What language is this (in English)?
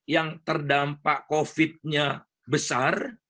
Indonesian